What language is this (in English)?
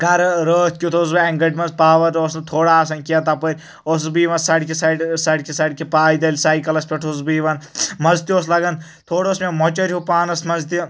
Kashmiri